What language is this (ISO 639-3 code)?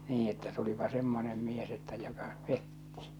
fin